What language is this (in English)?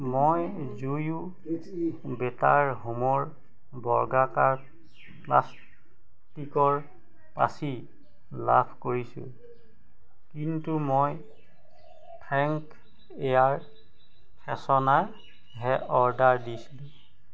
Assamese